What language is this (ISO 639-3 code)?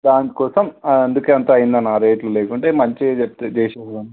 tel